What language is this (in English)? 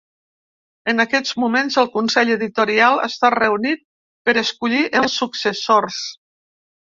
Catalan